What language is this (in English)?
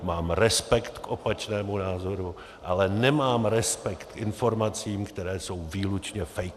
Czech